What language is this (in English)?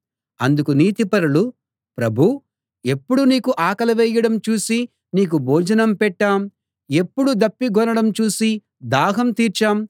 Telugu